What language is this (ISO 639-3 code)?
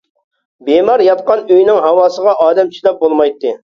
uig